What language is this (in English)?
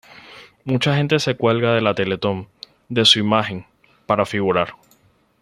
Spanish